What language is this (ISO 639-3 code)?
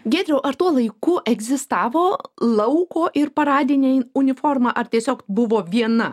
lit